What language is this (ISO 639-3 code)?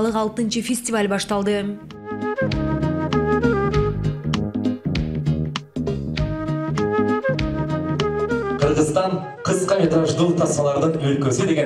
rus